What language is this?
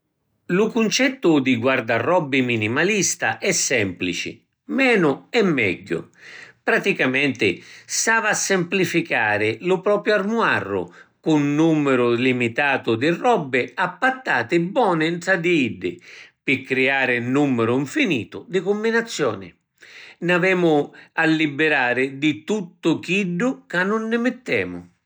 Sicilian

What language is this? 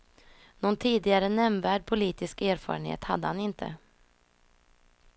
Swedish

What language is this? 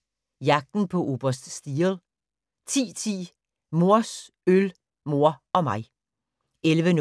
Danish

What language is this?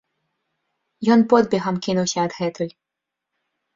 Belarusian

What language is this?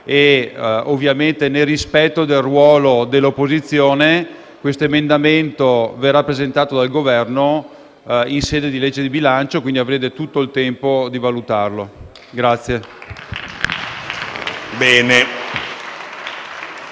Italian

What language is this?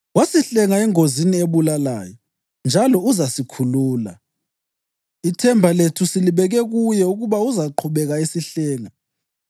North Ndebele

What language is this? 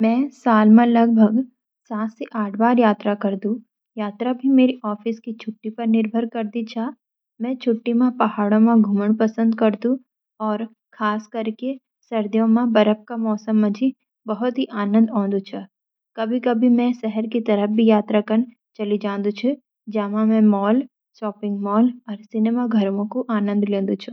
Garhwali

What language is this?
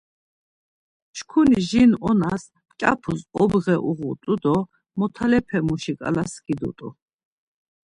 Laz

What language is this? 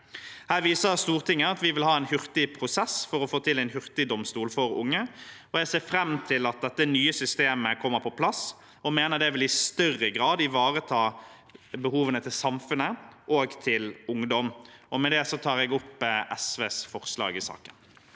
Norwegian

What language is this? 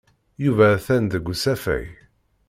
Kabyle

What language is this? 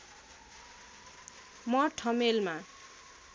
Nepali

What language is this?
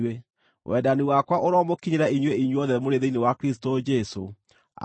Kikuyu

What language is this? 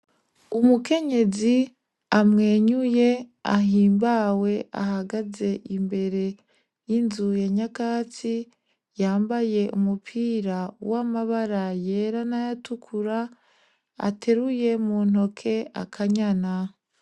Rundi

